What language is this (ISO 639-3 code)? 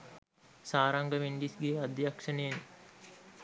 sin